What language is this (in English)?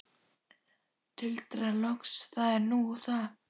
Icelandic